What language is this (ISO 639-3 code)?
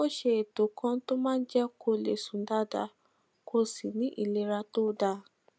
yor